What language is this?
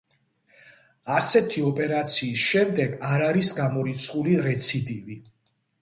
Georgian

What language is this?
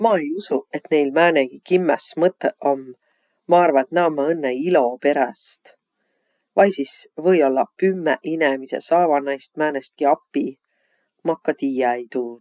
Võro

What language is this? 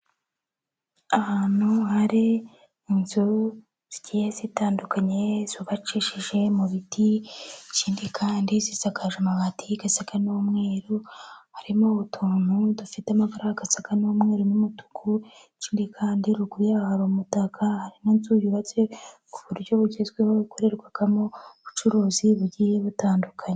Kinyarwanda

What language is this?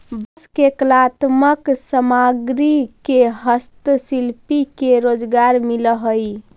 Magahi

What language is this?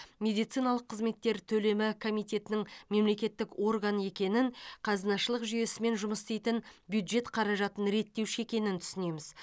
Kazakh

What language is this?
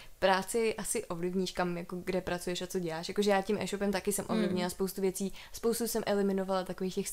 Czech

